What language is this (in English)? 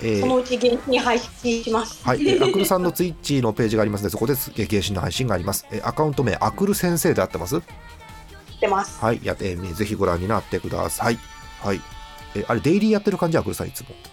Japanese